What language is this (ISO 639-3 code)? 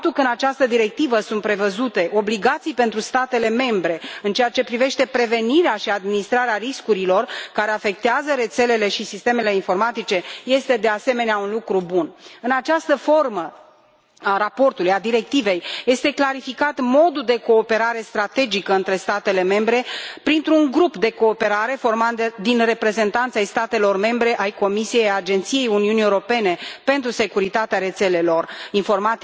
ron